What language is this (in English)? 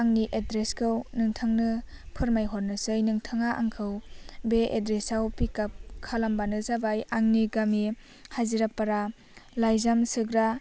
Bodo